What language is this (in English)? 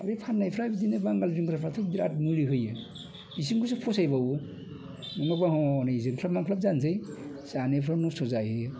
Bodo